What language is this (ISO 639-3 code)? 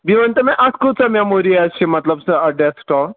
kas